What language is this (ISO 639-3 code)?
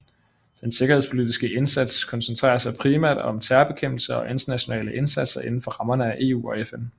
dan